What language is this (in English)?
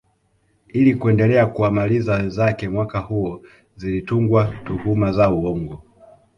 Swahili